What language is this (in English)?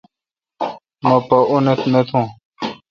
Kalkoti